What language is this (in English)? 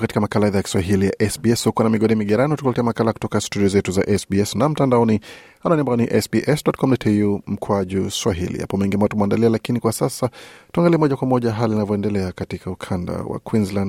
Swahili